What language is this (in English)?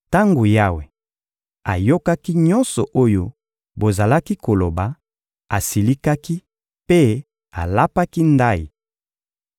Lingala